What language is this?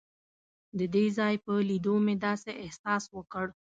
Pashto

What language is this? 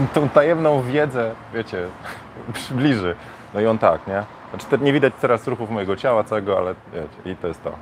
Polish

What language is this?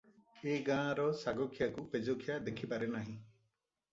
Odia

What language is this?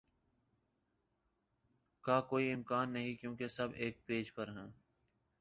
Urdu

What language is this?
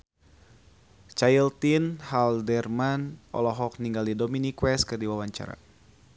Sundanese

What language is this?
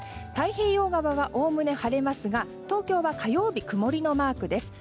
Japanese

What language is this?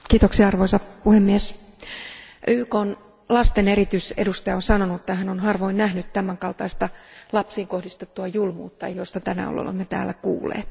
Finnish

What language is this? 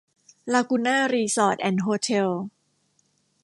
Thai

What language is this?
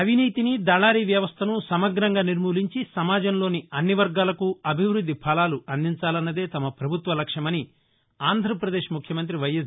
Telugu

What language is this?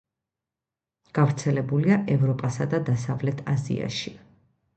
Georgian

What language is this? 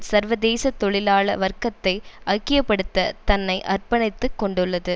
Tamil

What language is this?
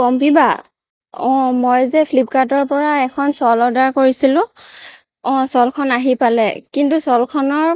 Assamese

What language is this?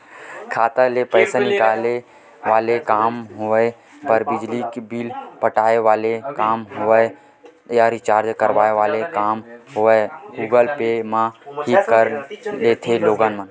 Chhattisgarhi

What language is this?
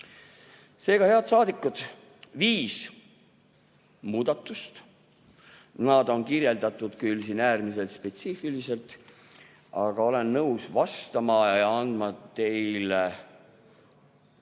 Estonian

